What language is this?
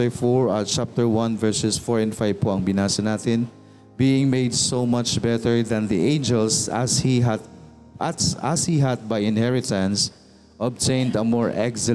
Filipino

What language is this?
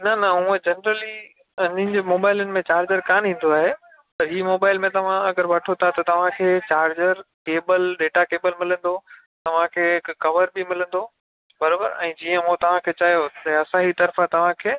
Sindhi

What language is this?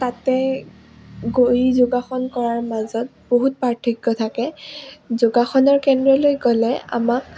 Assamese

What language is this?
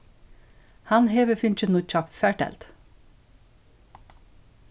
Faroese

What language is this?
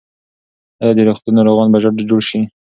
Pashto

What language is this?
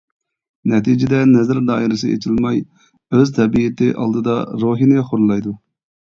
Uyghur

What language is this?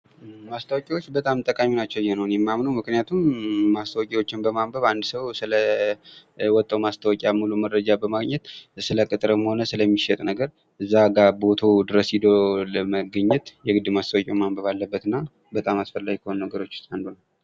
Amharic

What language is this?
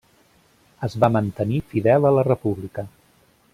Catalan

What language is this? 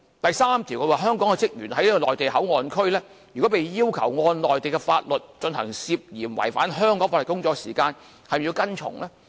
Cantonese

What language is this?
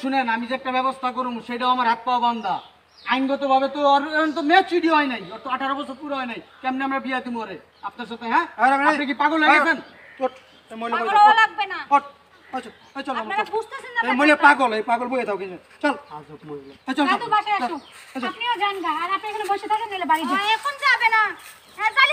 Arabic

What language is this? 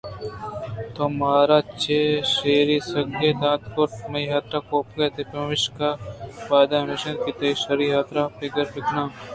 Eastern Balochi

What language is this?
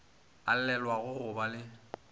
Northern Sotho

